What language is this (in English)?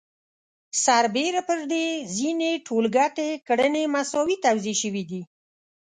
Pashto